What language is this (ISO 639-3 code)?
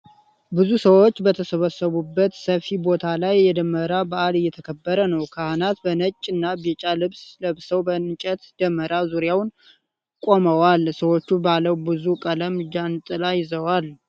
amh